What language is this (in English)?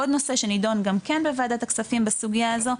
Hebrew